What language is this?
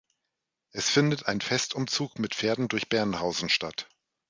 German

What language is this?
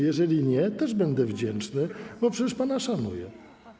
Polish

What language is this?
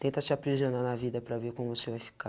Portuguese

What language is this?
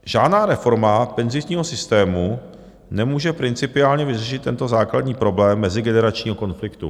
Czech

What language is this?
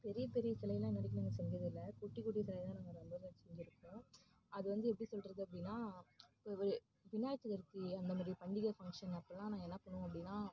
Tamil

